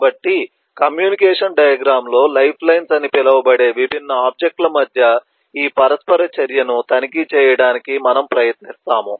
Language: Telugu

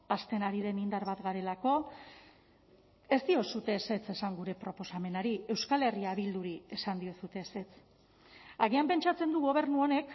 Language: Basque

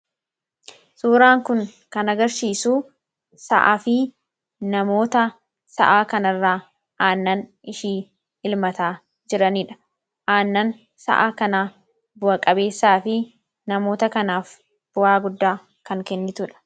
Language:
Oromo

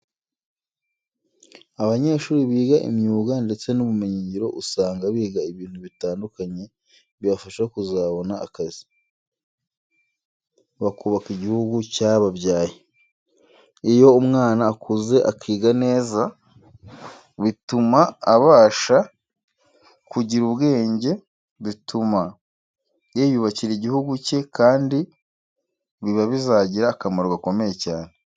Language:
Kinyarwanda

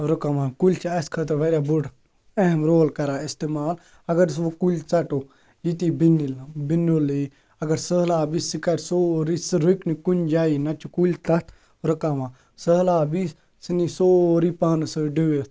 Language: Kashmiri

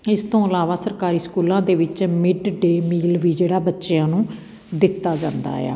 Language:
Punjabi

